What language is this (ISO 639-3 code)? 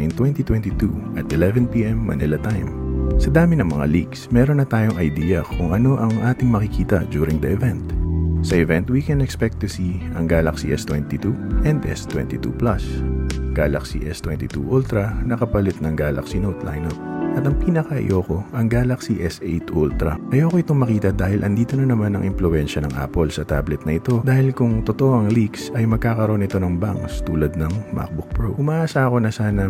fil